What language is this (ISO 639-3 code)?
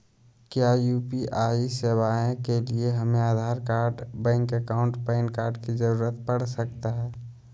mag